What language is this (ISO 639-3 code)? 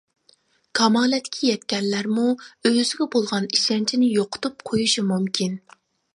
uig